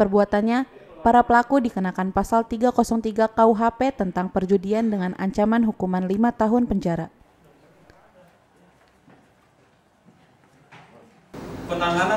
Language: Indonesian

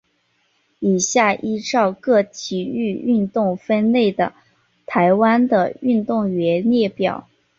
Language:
Chinese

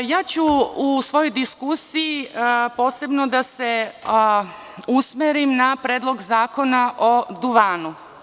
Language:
Serbian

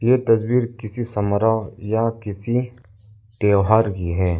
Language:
Hindi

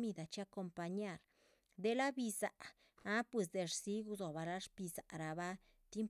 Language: Chichicapan Zapotec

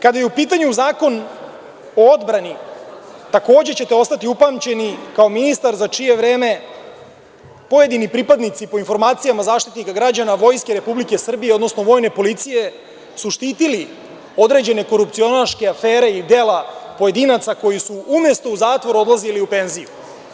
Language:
Serbian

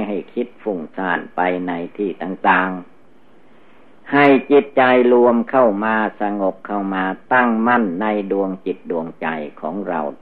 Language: Thai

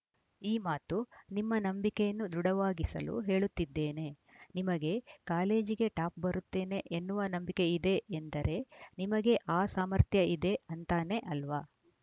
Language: Kannada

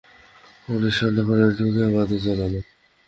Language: Bangla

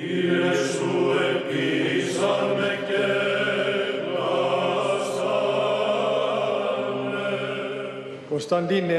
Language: Greek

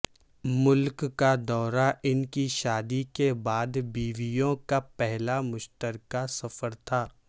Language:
Urdu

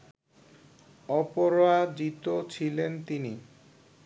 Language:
Bangla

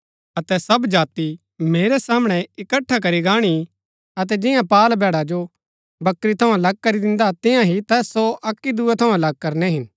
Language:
Gaddi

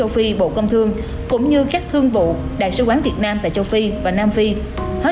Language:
Vietnamese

